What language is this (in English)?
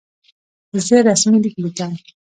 Pashto